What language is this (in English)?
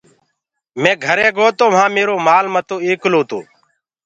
Gurgula